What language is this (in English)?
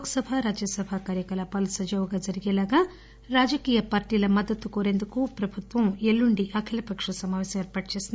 Telugu